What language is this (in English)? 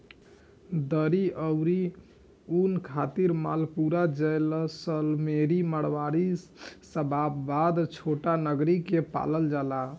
Bhojpuri